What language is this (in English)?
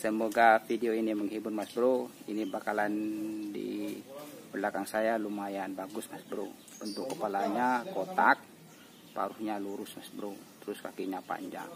Indonesian